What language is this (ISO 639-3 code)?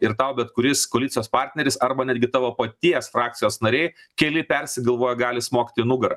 lit